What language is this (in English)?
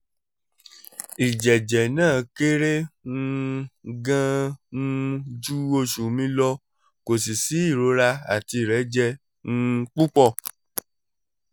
Yoruba